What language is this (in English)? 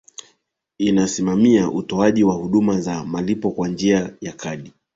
Swahili